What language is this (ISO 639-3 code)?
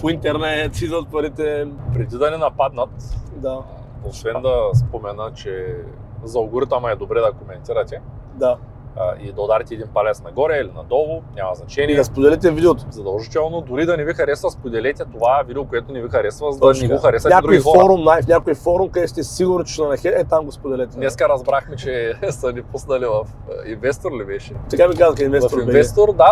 bul